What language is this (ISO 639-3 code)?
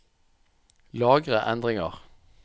nor